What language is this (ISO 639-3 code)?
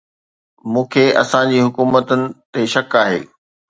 snd